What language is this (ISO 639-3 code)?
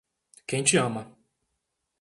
por